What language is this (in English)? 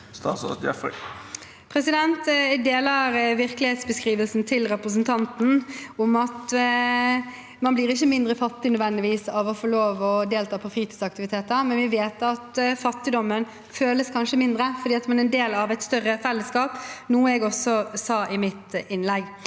Norwegian